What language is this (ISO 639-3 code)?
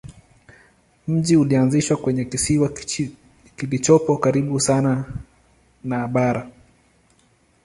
swa